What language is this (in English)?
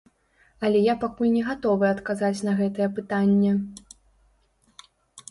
Belarusian